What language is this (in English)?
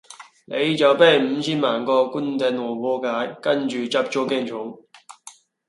Cantonese